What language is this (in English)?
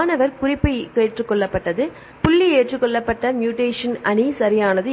Tamil